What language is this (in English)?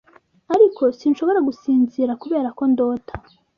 Kinyarwanda